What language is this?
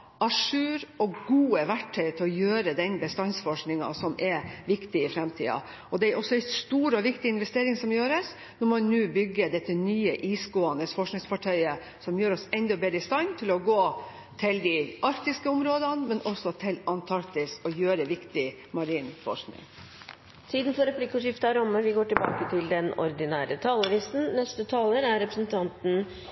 Norwegian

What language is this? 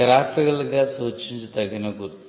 Telugu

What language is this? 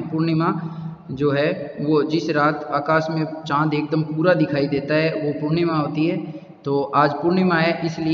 Hindi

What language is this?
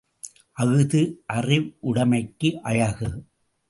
Tamil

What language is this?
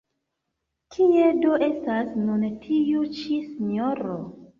Esperanto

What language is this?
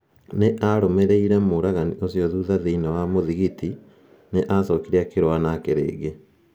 Kikuyu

